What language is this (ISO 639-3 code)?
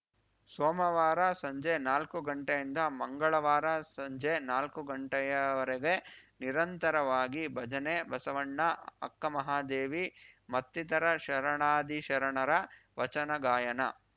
kan